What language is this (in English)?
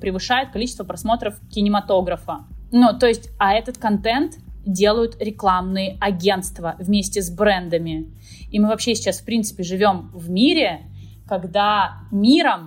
Russian